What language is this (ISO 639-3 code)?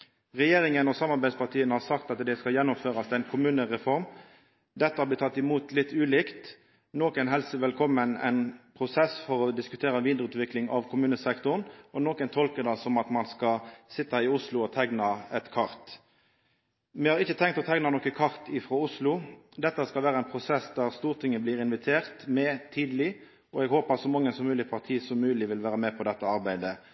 nno